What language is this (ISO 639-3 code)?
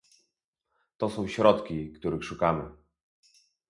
pol